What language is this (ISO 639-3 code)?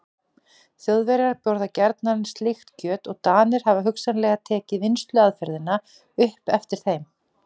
isl